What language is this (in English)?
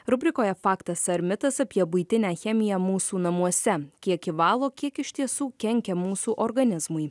Lithuanian